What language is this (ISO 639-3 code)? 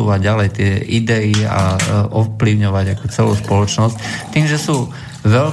slk